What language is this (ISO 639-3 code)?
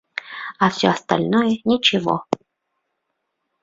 bak